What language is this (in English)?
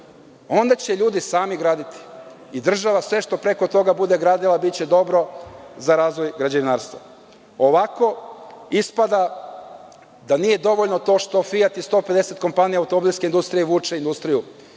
Serbian